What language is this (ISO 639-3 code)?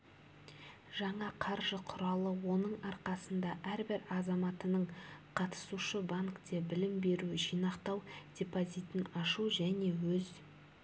kaz